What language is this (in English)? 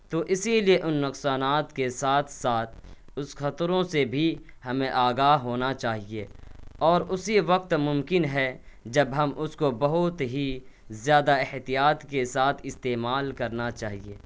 Urdu